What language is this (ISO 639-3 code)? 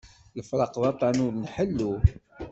kab